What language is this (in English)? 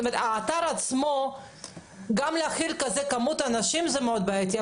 Hebrew